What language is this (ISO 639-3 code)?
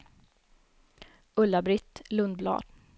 swe